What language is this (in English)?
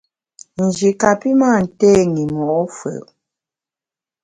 Bamun